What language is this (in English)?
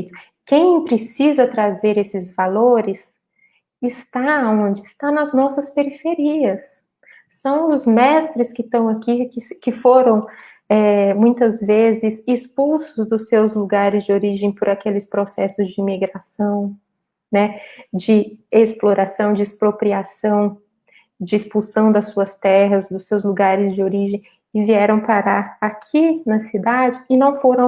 Portuguese